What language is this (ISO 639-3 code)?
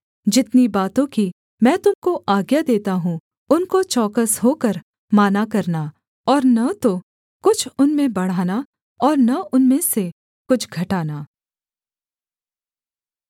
hin